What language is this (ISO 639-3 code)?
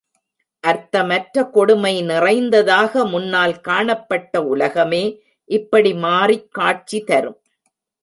tam